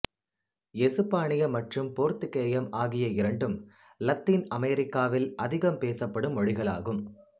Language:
Tamil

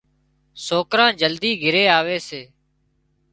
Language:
Wadiyara Koli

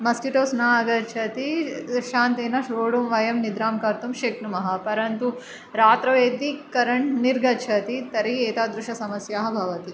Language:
Sanskrit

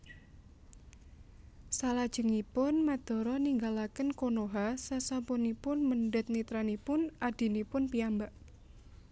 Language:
Javanese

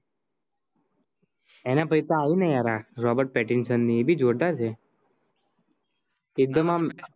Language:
Gujarati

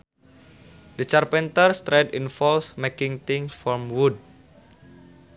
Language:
Sundanese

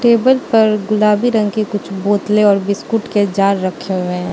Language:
Hindi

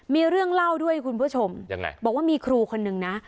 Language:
Thai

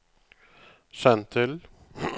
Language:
Norwegian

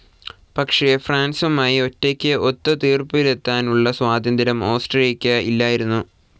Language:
Malayalam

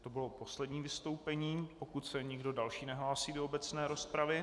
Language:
Czech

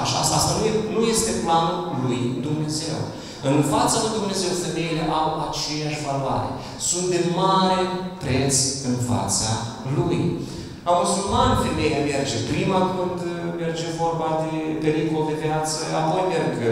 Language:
Romanian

